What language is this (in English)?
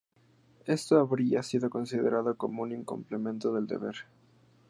Spanish